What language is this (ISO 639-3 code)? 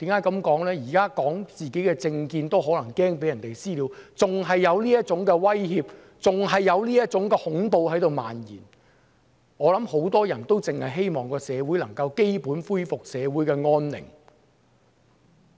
yue